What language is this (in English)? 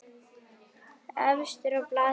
Icelandic